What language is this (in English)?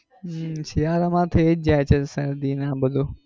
Gujarati